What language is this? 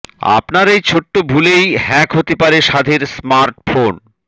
Bangla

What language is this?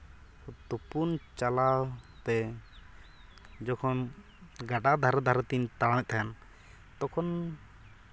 Santali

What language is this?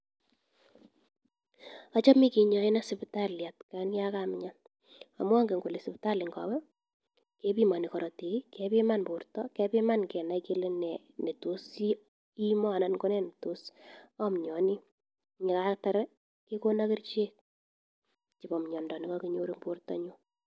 Kalenjin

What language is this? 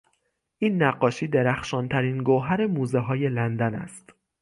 Persian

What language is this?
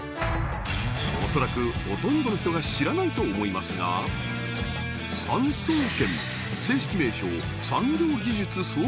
Japanese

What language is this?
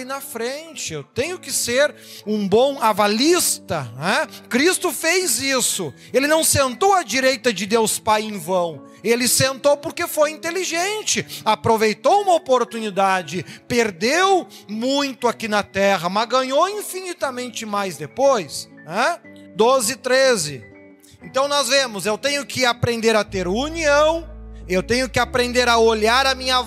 Portuguese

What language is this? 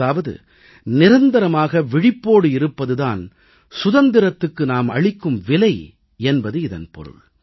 Tamil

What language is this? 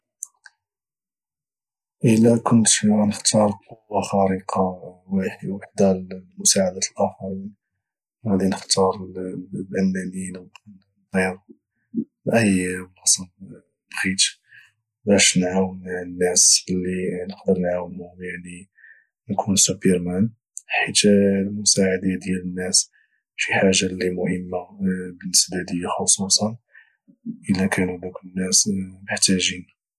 Moroccan Arabic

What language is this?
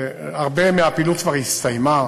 Hebrew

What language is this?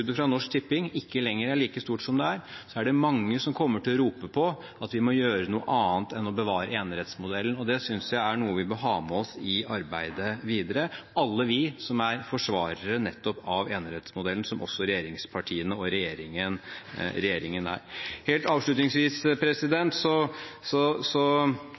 Norwegian Bokmål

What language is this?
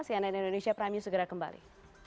Indonesian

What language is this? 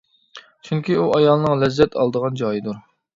Uyghur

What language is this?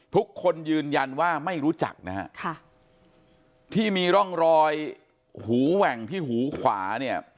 Thai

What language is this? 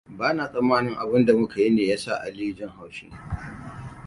Hausa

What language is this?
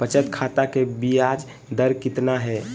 Magahi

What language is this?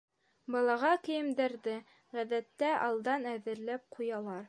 Bashkir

